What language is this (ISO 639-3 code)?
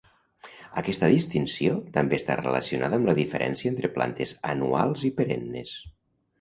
cat